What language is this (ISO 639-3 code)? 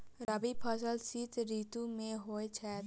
mai